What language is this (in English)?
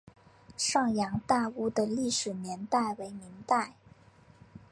Chinese